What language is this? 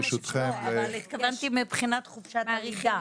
Hebrew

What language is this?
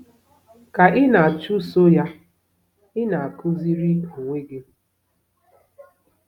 Igbo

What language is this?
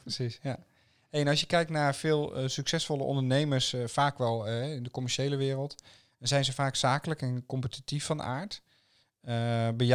Dutch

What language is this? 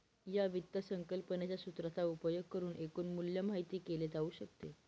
Marathi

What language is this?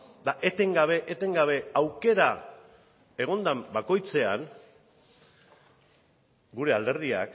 Basque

